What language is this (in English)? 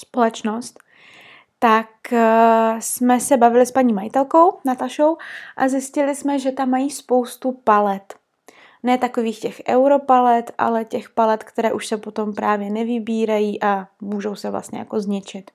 Czech